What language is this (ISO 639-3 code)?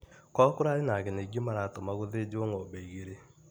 kik